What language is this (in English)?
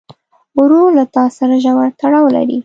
Pashto